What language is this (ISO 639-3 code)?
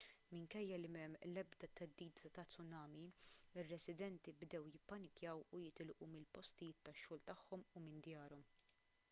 mlt